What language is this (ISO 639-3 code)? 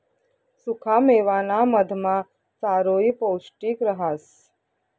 mar